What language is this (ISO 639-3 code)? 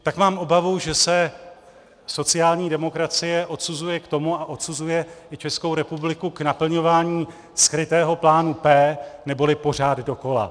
ces